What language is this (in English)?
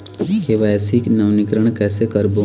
Chhattisgarhi